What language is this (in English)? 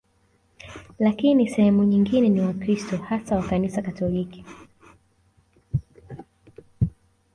Swahili